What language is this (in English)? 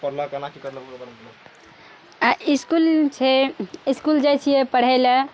Maithili